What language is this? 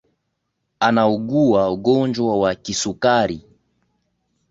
Swahili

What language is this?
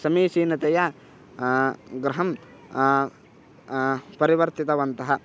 Sanskrit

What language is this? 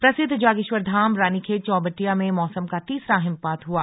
Hindi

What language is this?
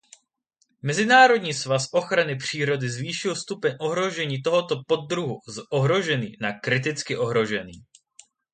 Czech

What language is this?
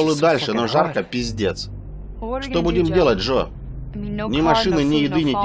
Russian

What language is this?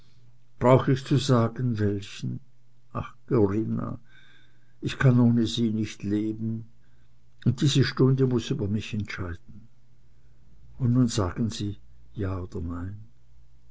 German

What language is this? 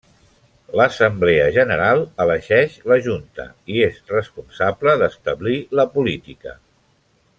Catalan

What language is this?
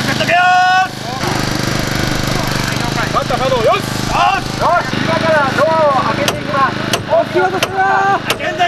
Japanese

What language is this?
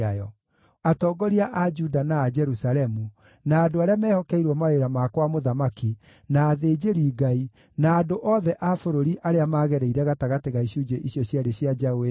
Kikuyu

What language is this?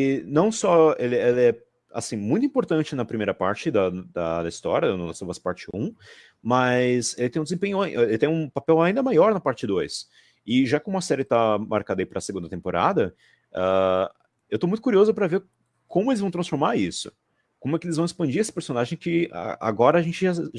Portuguese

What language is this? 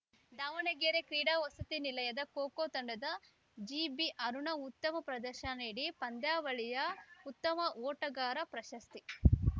Kannada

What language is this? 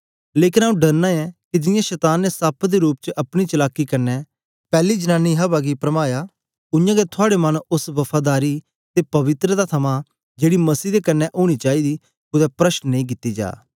Dogri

